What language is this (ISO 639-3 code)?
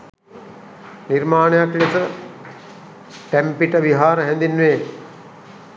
sin